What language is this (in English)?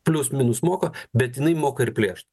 Lithuanian